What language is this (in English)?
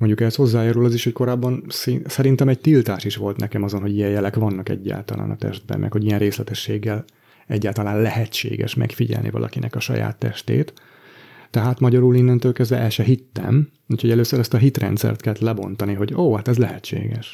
Hungarian